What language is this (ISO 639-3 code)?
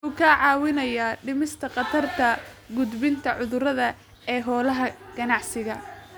som